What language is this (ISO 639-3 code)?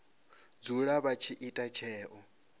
ven